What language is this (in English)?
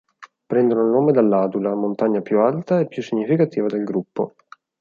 Italian